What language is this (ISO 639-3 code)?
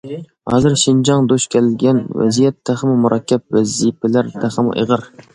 uig